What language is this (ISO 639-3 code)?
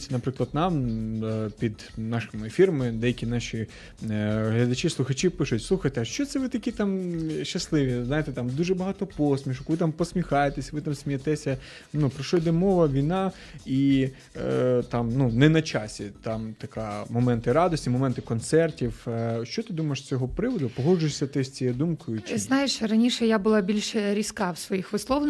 ukr